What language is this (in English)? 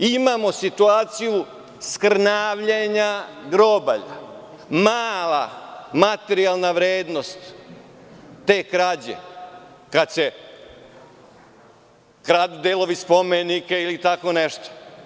Serbian